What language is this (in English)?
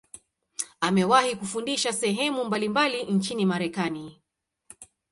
Swahili